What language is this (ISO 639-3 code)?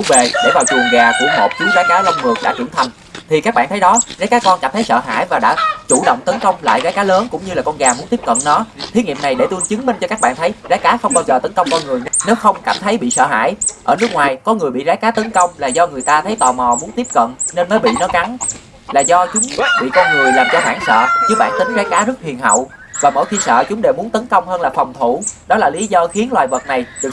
vie